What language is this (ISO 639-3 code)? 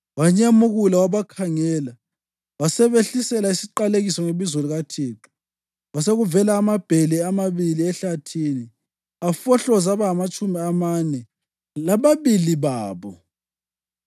nde